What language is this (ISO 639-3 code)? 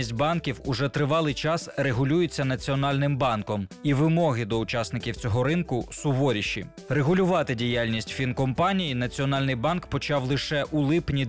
ukr